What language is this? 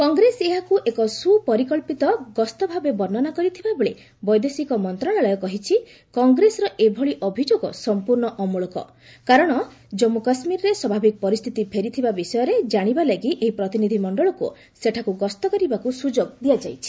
Odia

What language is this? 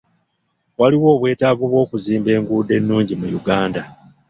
Ganda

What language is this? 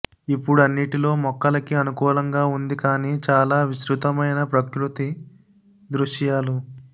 Telugu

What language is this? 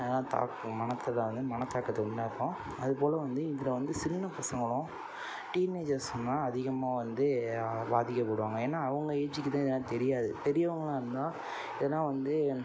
Tamil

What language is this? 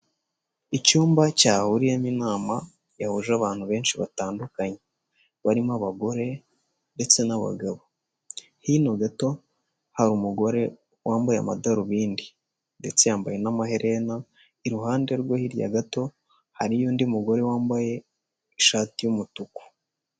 Kinyarwanda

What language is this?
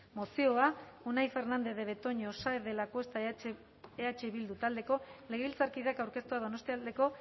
Basque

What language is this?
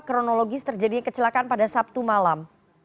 Indonesian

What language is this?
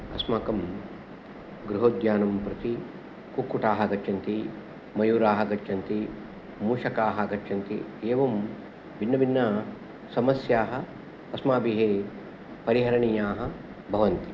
Sanskrit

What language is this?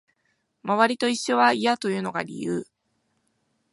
Japanese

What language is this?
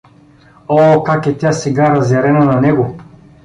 Bulgarian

